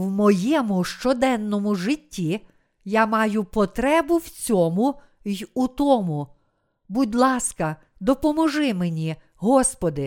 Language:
Ukrainian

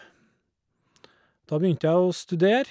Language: Norwegian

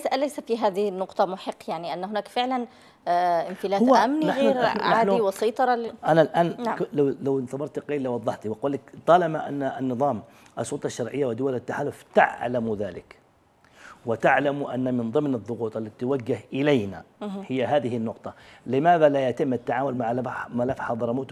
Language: Arabic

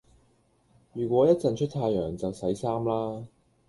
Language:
Cantonese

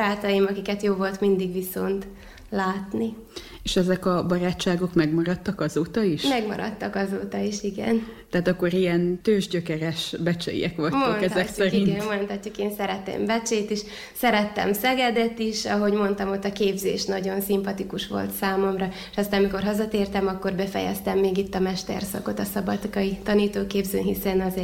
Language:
Hungarian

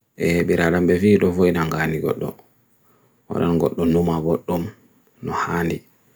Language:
Bagirmi Fulfulde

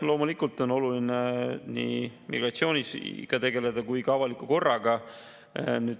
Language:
Estonian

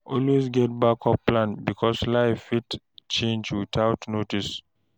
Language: Nigerian Pidgin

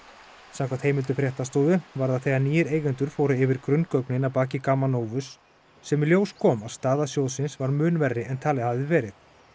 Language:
Icelandic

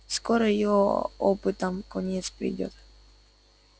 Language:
Russian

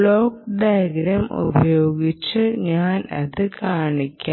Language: Malayalam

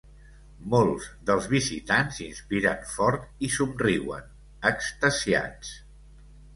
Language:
Catalan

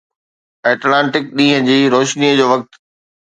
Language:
Sindhi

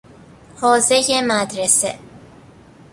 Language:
Persian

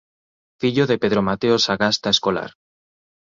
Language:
Galician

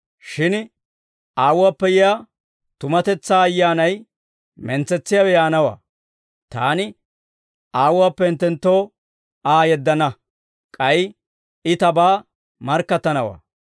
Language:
Dawro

